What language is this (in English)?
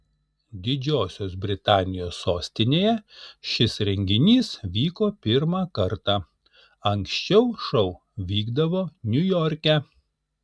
Lithuanian